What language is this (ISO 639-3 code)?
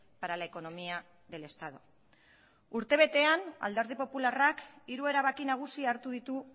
eus